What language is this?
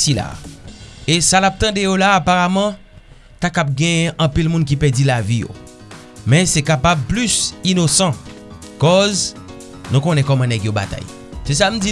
French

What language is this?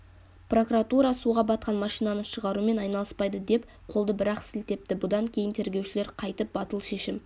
Kazakh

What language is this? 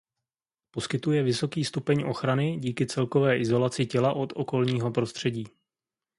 Czech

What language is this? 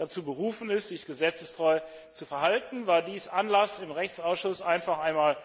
German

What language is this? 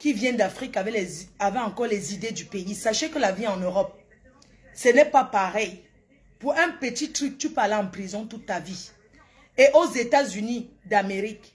French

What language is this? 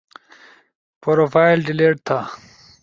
Ushojo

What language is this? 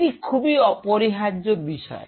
Bangla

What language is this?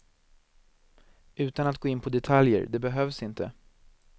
Swedish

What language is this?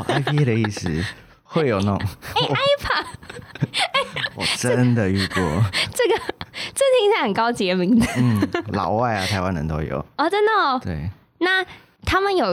Chinese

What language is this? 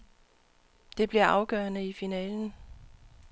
Danish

